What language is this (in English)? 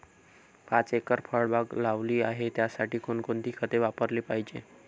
Marathi